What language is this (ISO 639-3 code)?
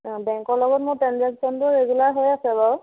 asm